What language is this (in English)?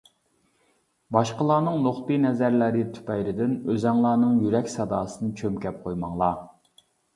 Uyghur